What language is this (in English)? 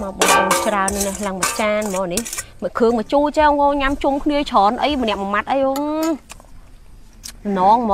Vietnamese